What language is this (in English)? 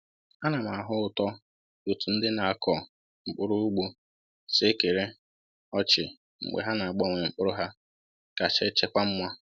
Igbo